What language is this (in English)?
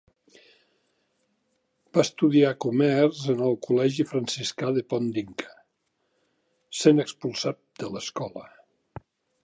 Catalan